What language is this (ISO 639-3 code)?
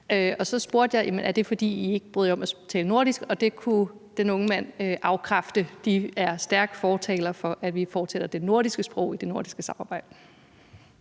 dan